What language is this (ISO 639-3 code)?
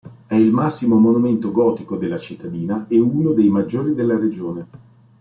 ita